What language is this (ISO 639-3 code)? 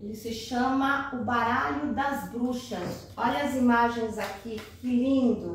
por